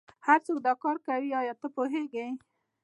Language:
Pashto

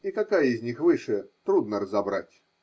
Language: Russian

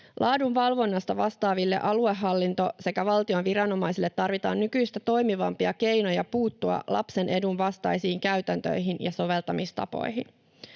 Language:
Finnish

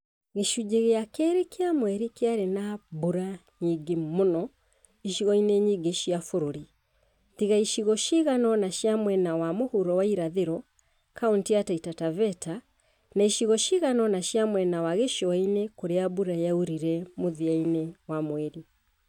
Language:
Kikuyu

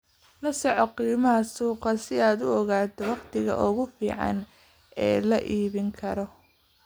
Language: Somali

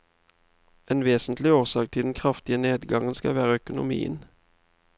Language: Norwegian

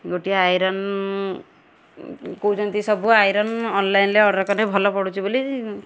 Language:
Odia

